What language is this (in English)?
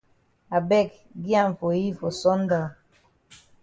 Cameroon Pidgin